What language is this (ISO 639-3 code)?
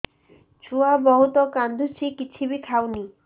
ori